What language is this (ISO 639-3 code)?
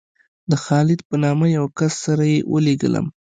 pus